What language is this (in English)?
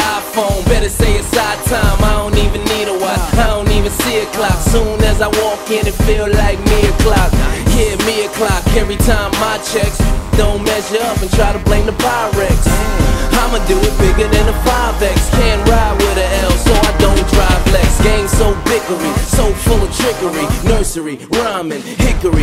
English